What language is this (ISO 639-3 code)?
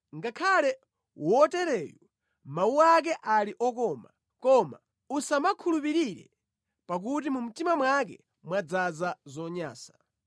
nya